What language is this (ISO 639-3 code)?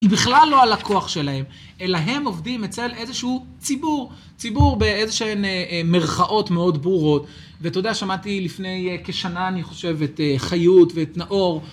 heb